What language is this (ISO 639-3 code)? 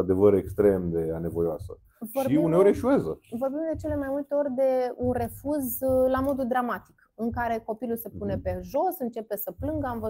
ron